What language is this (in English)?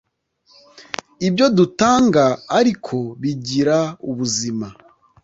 Kinyarwanda